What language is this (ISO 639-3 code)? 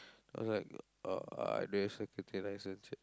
eng